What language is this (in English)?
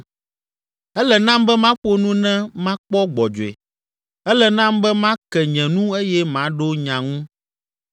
Ewe